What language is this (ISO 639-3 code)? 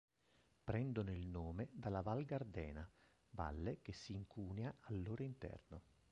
ita